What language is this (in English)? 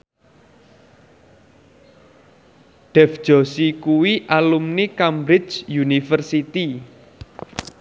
Javanese